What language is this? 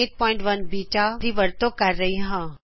Punjabi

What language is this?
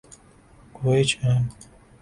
Urdu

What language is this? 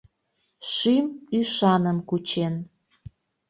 Mari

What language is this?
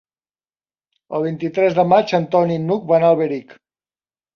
Catalan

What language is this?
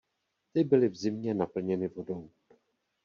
Czech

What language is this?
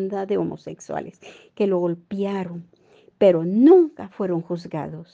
Spanish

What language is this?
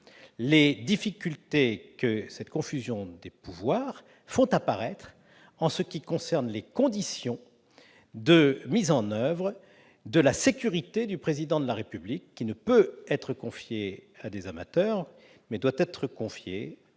French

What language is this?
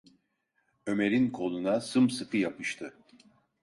Turkish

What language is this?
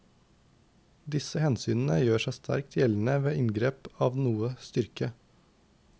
Norwegian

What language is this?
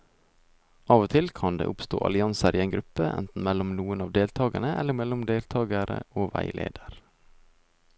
Norwegian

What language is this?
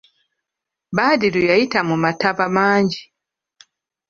Ganda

